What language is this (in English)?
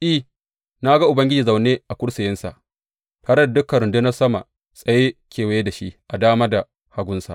Hausa